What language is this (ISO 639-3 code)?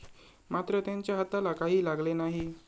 mar